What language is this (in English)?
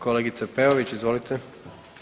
Croatian